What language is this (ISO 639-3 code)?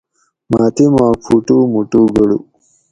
gwc